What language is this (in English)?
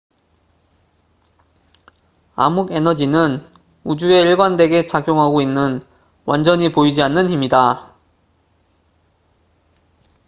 Korean